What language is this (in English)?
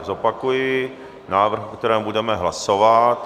Czech